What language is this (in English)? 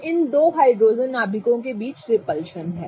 Hindi